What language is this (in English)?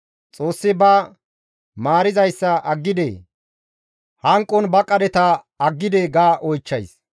Gamo